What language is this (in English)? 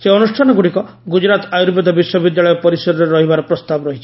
Odia